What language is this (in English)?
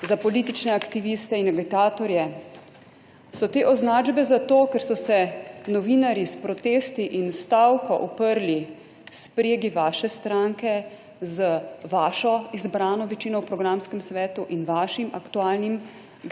Slovenian